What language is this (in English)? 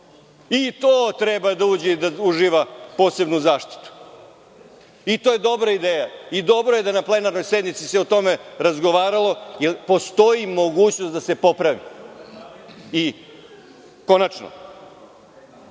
Serbian